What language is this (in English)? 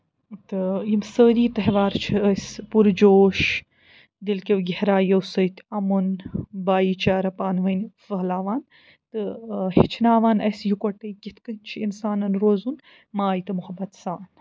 Kashmiri